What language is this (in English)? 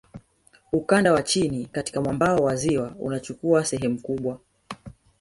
Swahili